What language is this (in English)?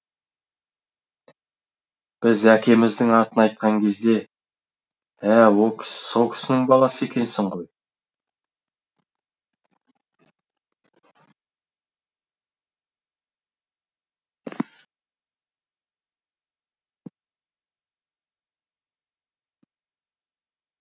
Kazakh